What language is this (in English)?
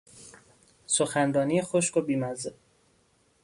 Persian